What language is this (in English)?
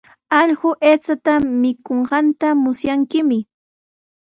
Sihuas Ancash Quechua